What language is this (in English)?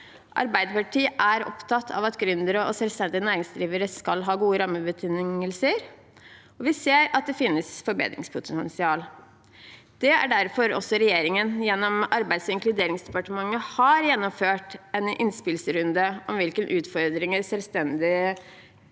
Norwegian